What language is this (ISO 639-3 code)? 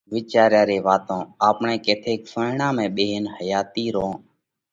kvx